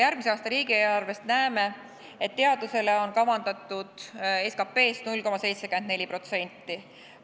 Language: Estonian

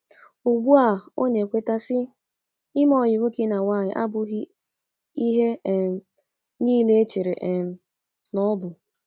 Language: Igbo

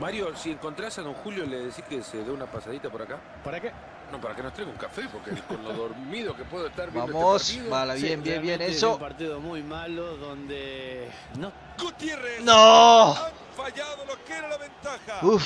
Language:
Spanish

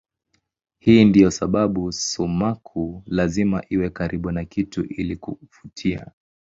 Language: Swahili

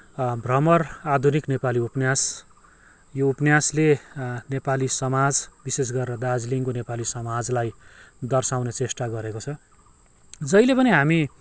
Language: Nepali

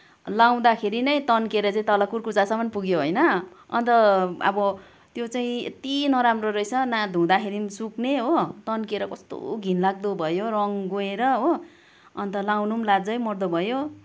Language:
Nepali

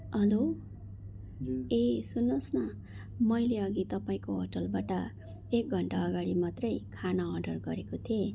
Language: Nepali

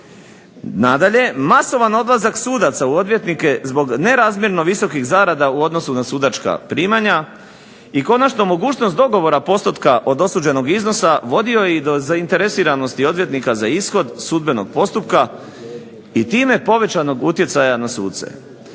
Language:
Croatian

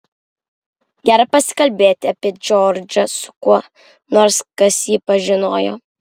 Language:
Lithuanian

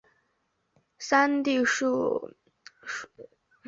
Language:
Chinese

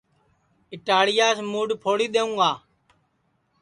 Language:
Sansi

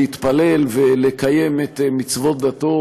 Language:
Hebrew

